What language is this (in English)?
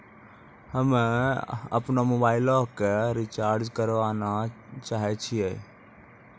Maithili